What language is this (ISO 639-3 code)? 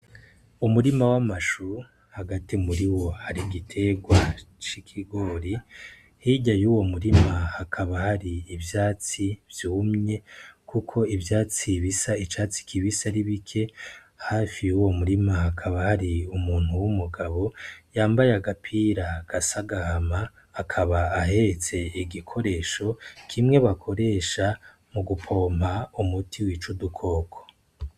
run